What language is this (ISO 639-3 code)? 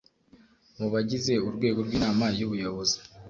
kin